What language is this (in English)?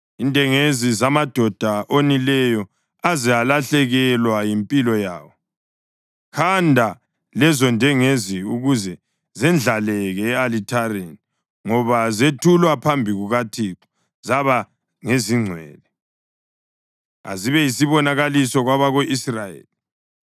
North Ndebele